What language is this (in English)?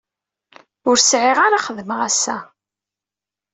Kabyle